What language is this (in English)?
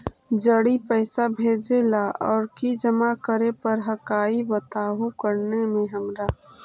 Magahi